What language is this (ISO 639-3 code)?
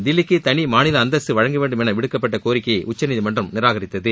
tam